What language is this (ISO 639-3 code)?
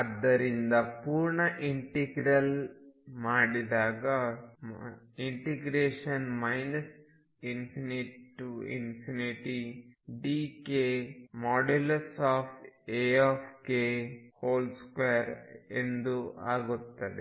kan